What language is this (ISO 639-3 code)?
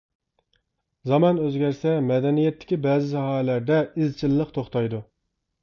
uig